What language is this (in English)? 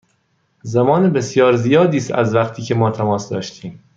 Persian